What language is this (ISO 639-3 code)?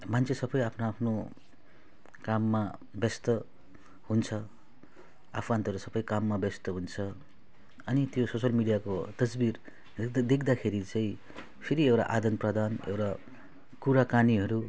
nep